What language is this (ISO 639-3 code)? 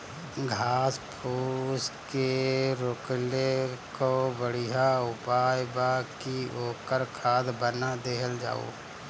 bho